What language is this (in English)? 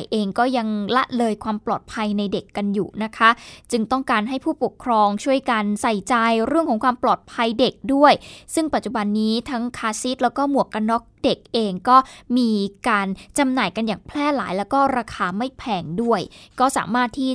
Thai